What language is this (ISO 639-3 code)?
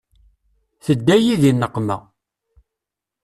kab